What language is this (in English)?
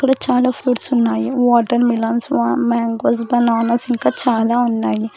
Telugu